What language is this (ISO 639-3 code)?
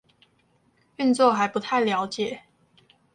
zho